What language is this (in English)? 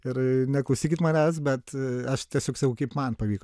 Lithuanian